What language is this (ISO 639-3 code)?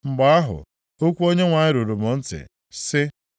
ibo